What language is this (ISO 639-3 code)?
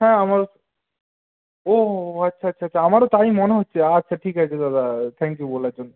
ben